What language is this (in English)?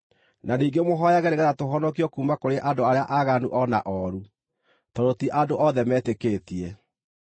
Kikuyu